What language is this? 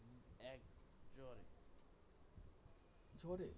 Bangla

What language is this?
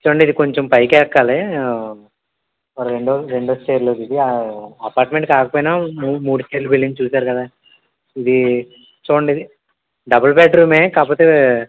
Telugu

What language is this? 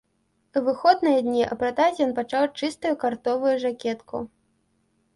Belarusian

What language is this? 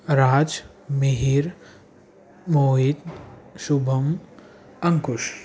Sindhi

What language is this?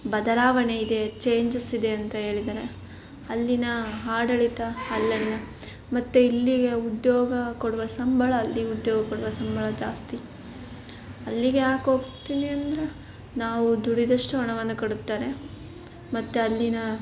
Kannada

